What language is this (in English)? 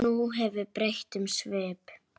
Icelandic